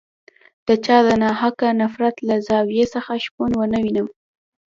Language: Pashto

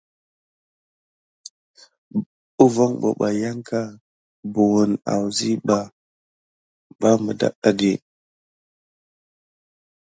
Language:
Gidar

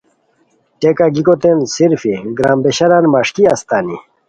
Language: Khowar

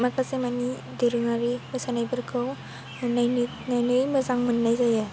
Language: Bodo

